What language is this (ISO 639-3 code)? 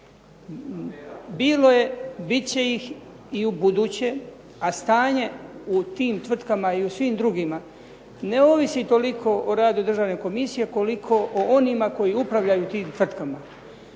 hrv